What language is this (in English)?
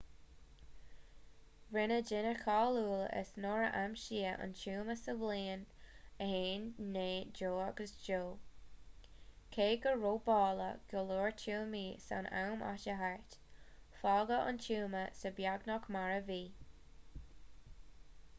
Irish